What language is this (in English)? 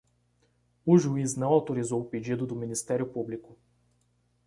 Portuguese